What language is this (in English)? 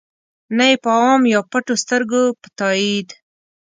Pashto